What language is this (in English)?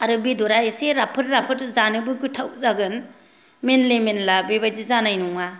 Bodo